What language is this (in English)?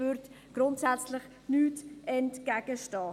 Swiss German